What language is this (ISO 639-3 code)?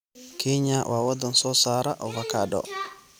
som